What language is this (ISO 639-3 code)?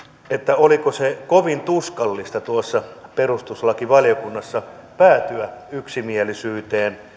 fin